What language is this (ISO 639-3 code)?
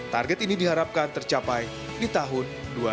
ind